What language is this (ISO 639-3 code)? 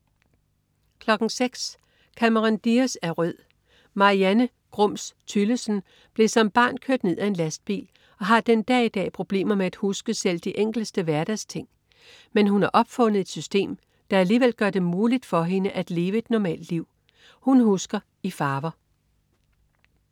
dan